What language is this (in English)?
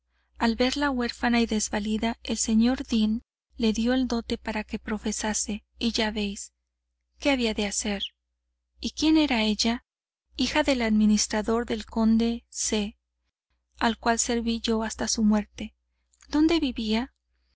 Spanish